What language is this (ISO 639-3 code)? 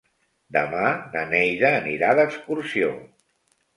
cat